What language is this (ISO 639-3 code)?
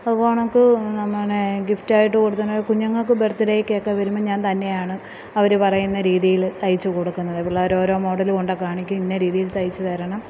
mal